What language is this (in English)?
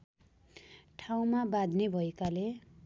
Nepali